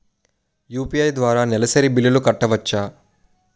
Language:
Telugu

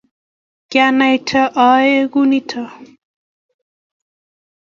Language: Kalenjin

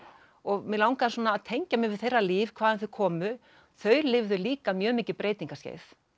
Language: Icelandic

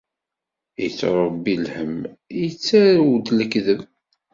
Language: Kabyle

